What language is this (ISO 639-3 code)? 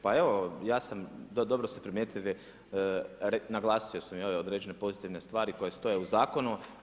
hrv